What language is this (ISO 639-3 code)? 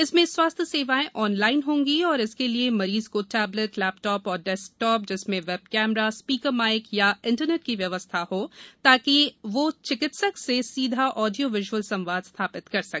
hin